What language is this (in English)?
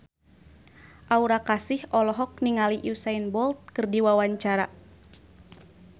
Sundanese